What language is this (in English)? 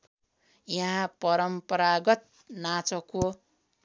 Nepali